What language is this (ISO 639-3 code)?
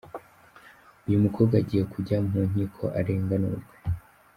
kin